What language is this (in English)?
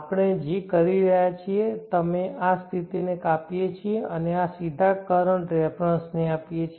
Gujarati